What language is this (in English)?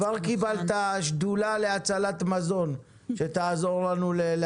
Hebrew